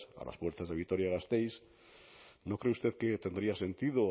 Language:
Spanish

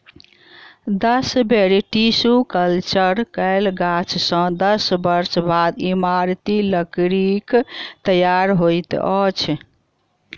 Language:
Maithili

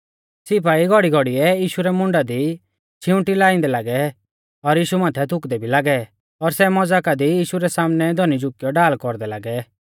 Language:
Mahasu Pahari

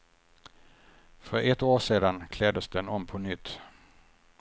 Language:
Swedish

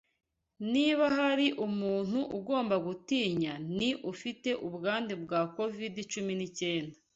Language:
Kinyarwanda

